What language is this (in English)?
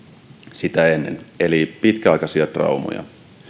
Finnish